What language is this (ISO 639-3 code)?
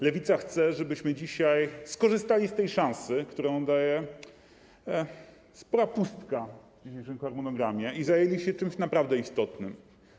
pol